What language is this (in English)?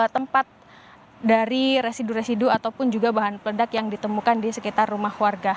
Indonesian